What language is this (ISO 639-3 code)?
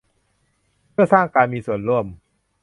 tha